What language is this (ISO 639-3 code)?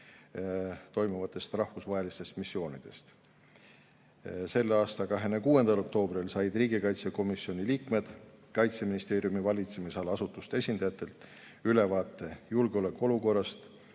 est